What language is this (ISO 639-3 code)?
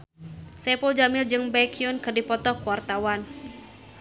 sun